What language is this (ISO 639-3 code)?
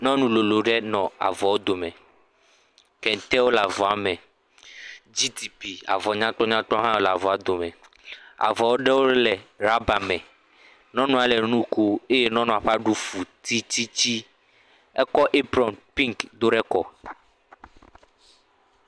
ewe